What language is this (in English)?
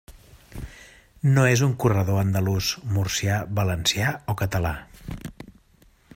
Catalan